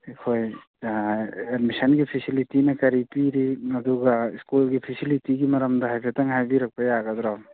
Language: Manipuri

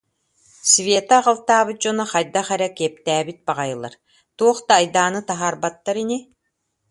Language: Yakut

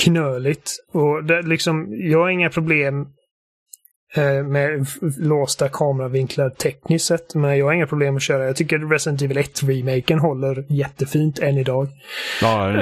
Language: Swedish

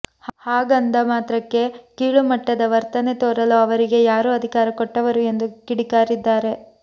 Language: Kannada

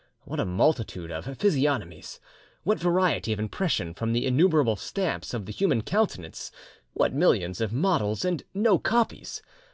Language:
English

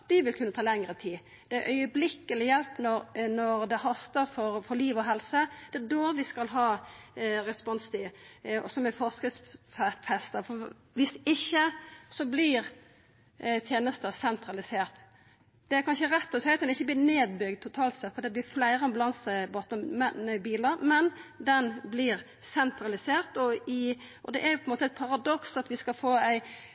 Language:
Norwegian Nynorsk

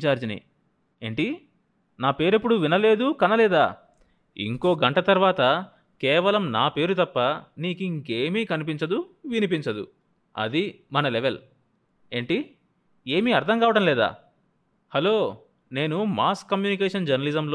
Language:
Telugu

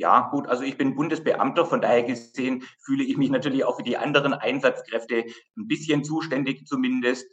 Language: German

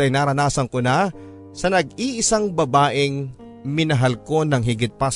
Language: Filipino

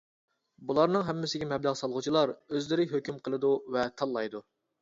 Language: Uyghur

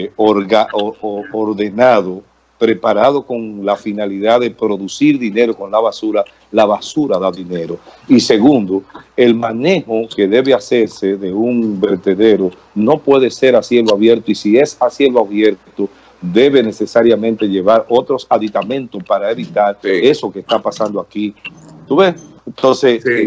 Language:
Spanish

